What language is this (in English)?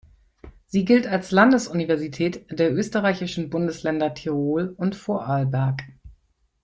German